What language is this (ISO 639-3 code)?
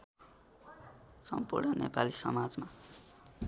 nep